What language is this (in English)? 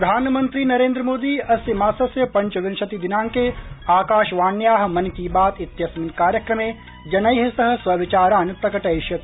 Sanskrit